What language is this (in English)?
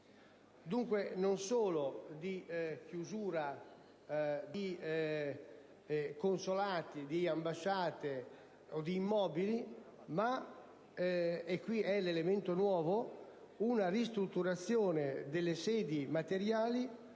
Italian